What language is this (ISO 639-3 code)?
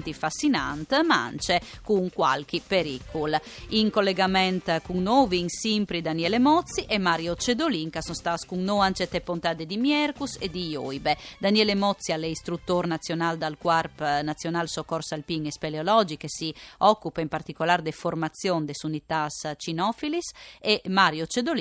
ita